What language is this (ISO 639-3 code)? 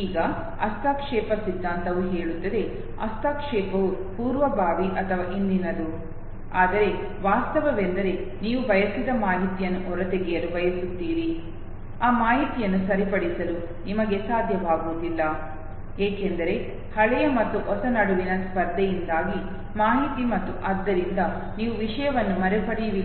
kan